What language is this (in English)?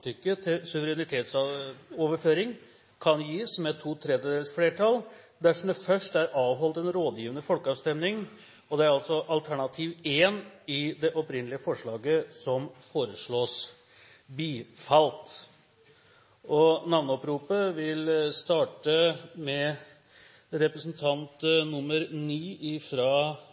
Norwegian Bokmål